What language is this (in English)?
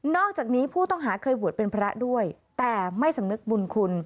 Thai